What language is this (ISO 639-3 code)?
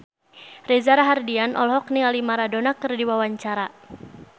sun